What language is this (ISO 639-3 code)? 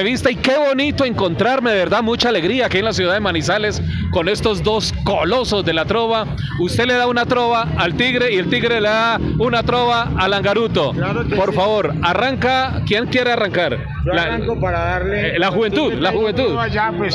spa